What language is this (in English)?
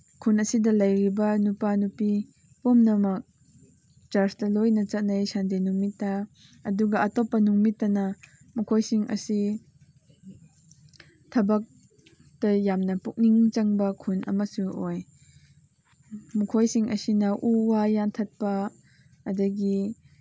Manipuri